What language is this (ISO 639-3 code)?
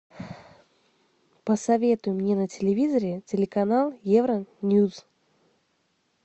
rus